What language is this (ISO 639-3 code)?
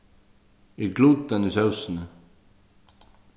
fao